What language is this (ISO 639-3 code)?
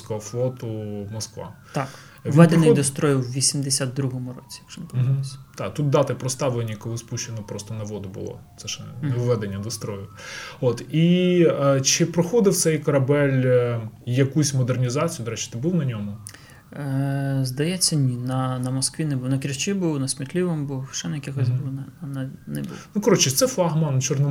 ukr